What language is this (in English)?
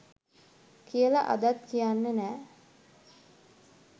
Sinhala